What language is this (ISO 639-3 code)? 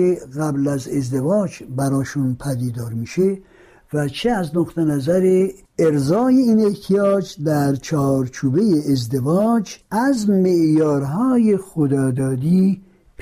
fas